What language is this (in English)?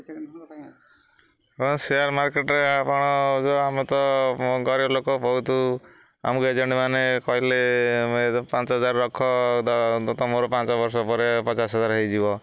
Odia